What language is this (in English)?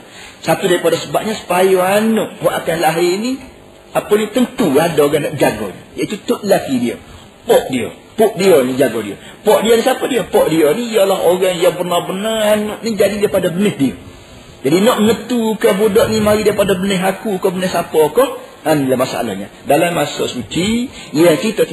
Malay